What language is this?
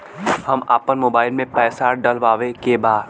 Bhojpuri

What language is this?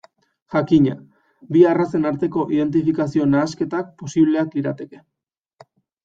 Basque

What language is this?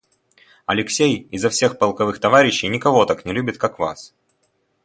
Russian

